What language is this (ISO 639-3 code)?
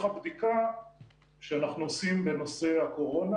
heb